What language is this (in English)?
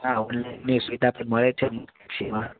Gujarati